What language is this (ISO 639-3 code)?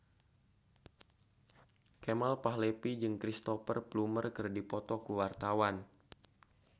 sun